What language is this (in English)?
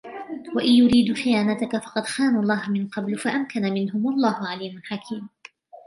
Arabic